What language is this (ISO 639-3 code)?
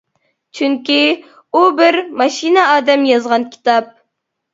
uig